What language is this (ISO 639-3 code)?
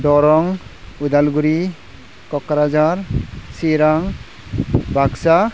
brx